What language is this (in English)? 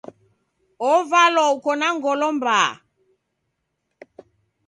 Taita